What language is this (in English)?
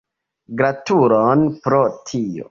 Esperanto